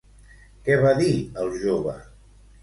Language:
Catalan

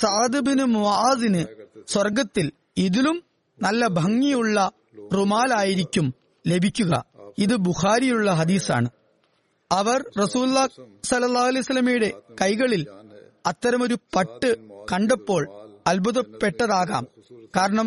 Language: Malayalam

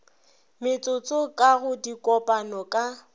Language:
Northern Sotho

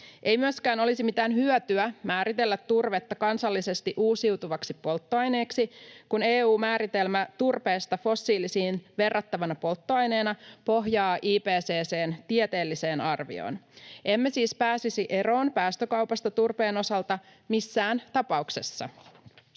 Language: Finnish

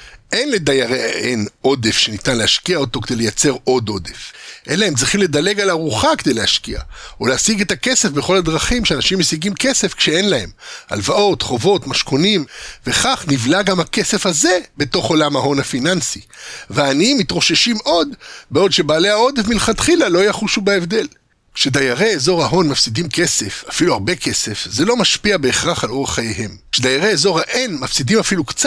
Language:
Hebrew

